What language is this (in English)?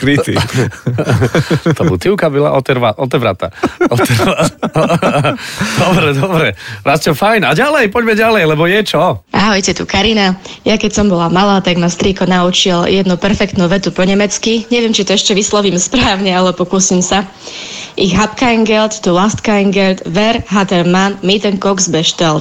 Slovak